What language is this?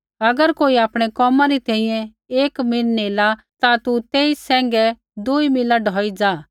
Kullu Pahari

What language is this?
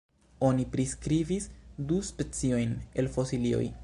Esperanto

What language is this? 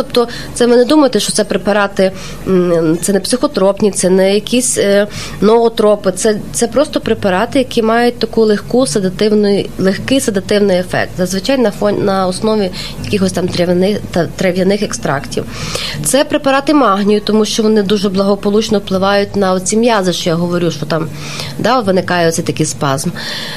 Ukrainian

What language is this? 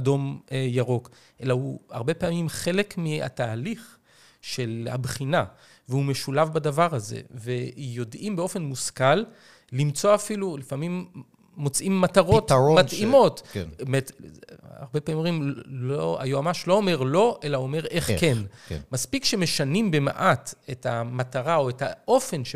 Hebrew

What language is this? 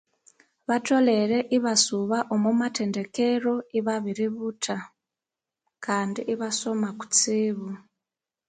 Konzo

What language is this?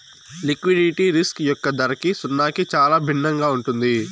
Telugu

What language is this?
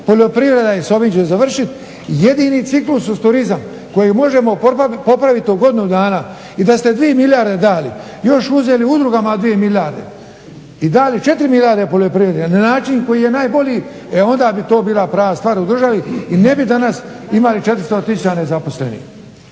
Croatian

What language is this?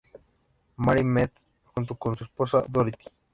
Spanish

